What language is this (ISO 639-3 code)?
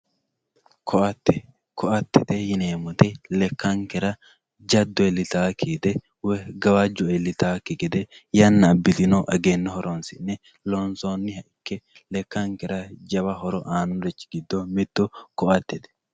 sid